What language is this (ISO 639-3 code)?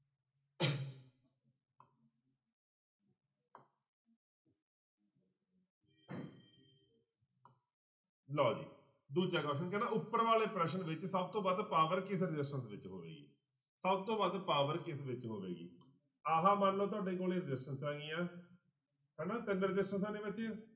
pan